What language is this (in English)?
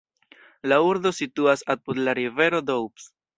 Esperanto